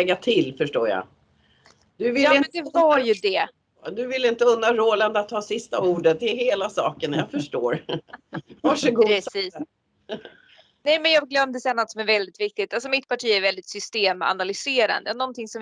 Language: Swedish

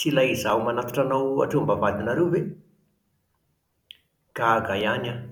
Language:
Malagasy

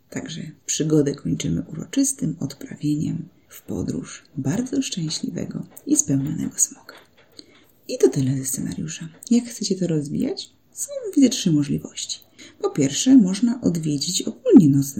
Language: Polish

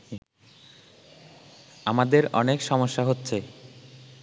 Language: Bangla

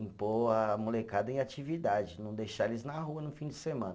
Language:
Portuguese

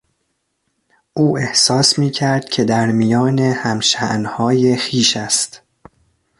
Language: Persian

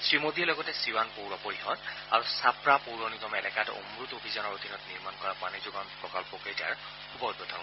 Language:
Assamese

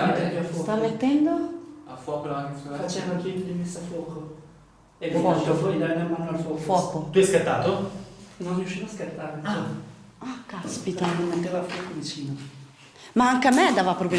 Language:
Italian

